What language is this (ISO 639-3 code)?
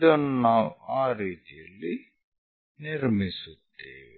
kan